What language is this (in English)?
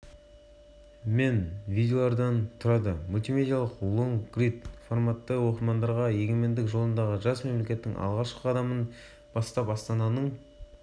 Kazakh